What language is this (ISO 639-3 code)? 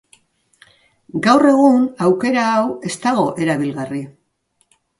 eus